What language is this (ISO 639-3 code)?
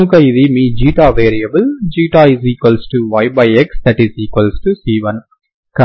tel